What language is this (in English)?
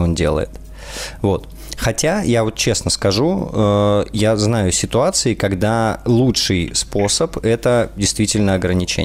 Russian